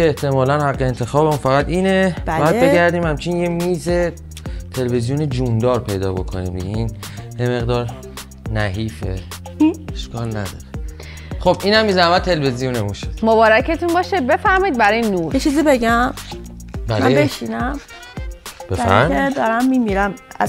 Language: Persian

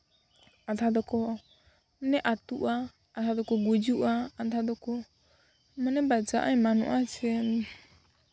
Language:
Santali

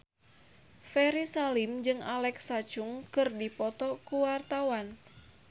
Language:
Sundanese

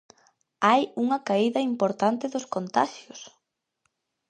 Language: Galician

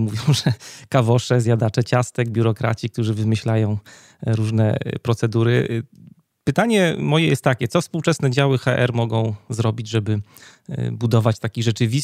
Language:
Polish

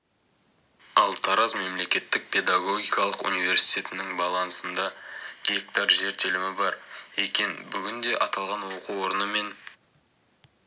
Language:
Kazakh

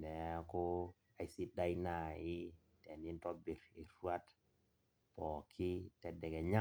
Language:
Masai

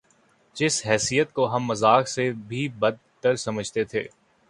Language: Urdu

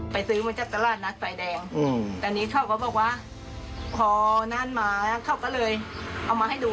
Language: Thai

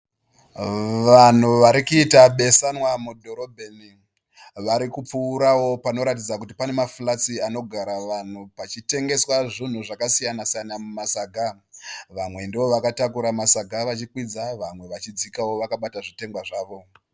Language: Shona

